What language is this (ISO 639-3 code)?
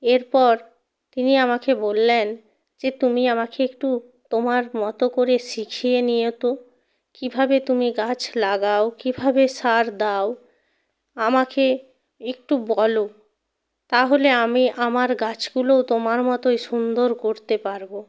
ben